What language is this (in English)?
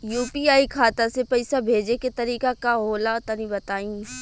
Bhojpuri